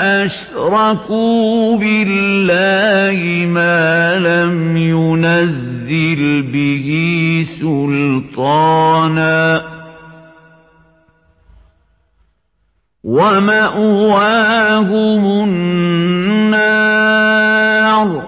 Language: Arabic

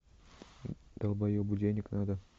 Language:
Russian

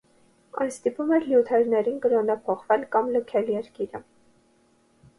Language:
Armenian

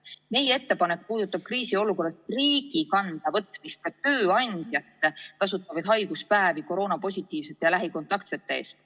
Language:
Estonian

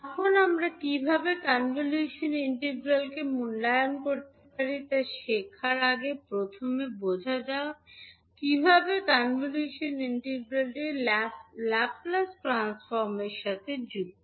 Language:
Bangla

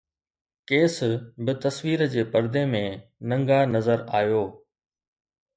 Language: Sindhi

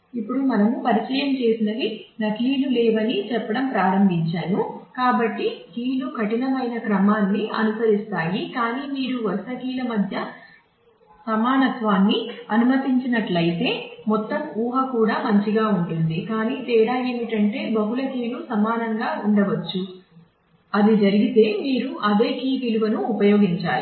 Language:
Telugu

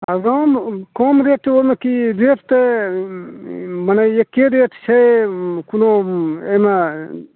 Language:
Maithili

